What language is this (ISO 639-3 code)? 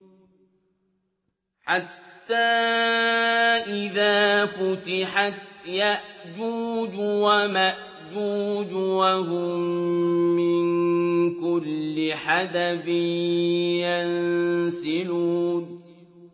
ara